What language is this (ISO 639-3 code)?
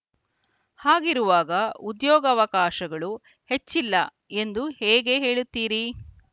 kan